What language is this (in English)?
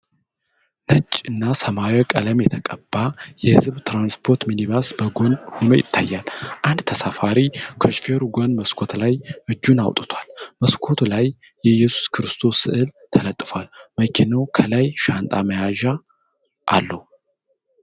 Amharic